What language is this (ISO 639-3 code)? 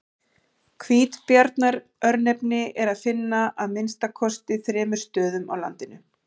isl